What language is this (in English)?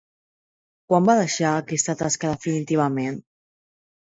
Catalan